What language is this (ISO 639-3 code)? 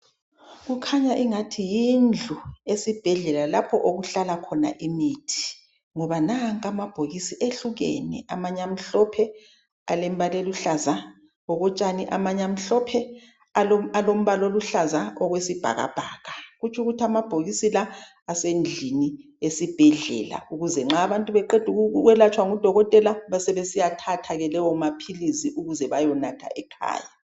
nde